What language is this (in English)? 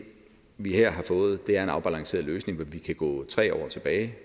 Danish